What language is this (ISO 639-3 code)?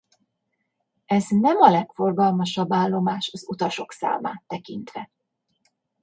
hun